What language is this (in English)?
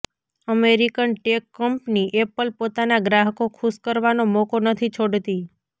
Gujarati